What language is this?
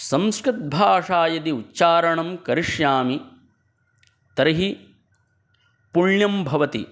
Sanskrit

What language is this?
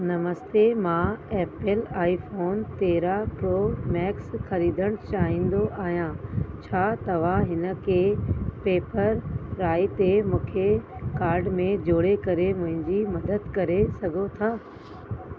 Sindhi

